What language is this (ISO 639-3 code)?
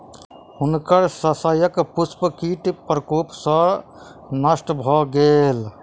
mai